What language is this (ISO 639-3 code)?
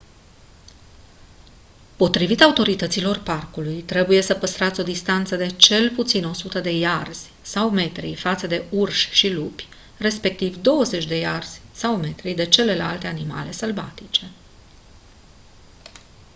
ron